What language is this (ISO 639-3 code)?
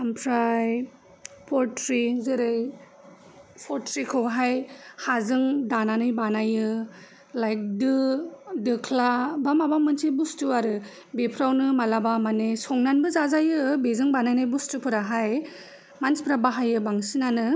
brx